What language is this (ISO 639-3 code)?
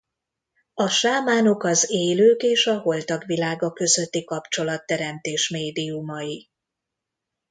hun